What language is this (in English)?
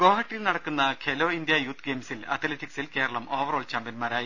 Malayalam